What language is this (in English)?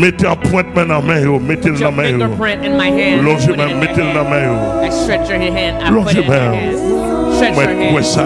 English